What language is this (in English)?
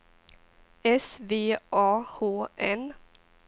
Swedish